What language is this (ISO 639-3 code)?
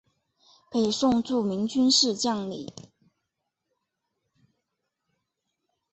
zho